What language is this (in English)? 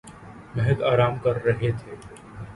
Urdu